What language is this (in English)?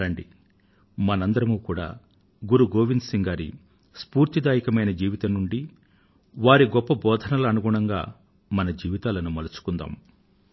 Telugu